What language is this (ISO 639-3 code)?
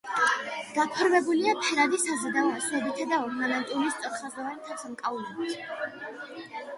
kat